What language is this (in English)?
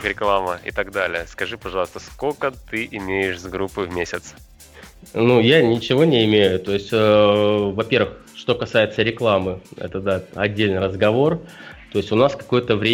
Russian